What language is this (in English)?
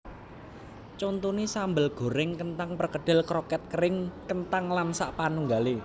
Javanese